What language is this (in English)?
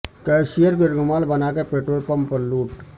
Urdu